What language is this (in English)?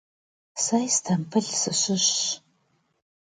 Kabardian